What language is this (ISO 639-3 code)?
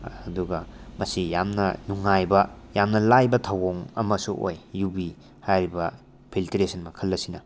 mni